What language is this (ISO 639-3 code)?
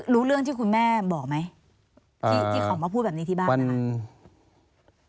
tha